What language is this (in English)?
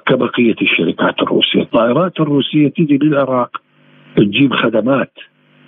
Arabic